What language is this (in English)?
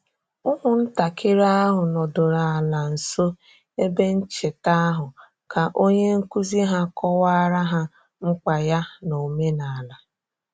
Igbo